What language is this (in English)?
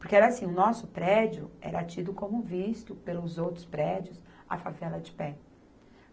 Portuguese